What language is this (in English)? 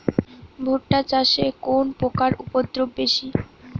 Bangla